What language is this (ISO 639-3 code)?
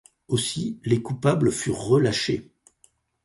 fra